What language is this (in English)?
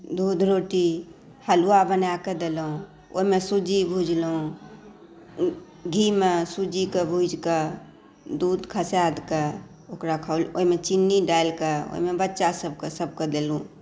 Maithili